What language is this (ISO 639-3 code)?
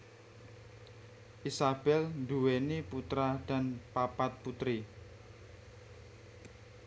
jav